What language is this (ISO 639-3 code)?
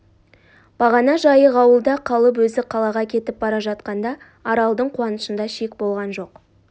kaz